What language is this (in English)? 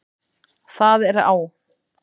Icelandic